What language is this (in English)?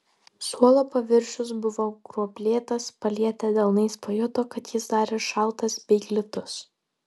Lithuanian